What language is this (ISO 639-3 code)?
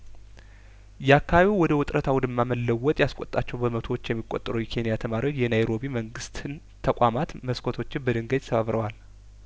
amh